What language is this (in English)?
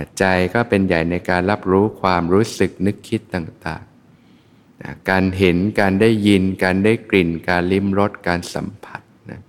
Thai